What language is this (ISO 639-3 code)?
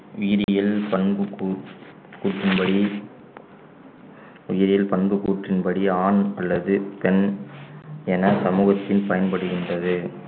tam